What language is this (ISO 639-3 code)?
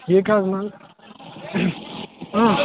kas